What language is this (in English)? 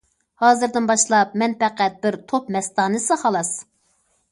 Uyghur